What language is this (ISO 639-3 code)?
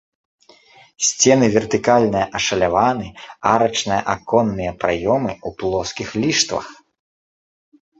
bel